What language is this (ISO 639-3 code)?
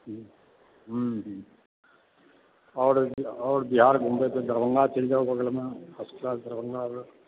mai